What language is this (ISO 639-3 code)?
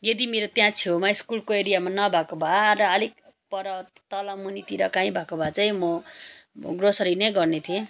nep